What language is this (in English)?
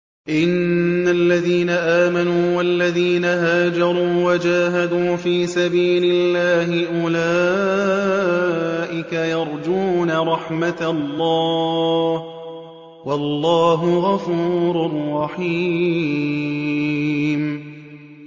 Arabic